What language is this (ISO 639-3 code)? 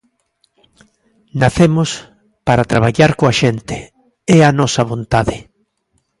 glg